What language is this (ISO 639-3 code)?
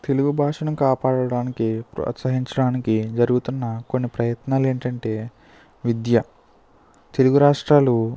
tel